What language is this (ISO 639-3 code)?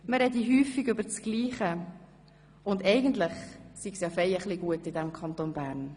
gsw